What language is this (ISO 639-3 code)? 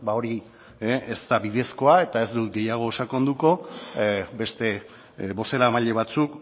eus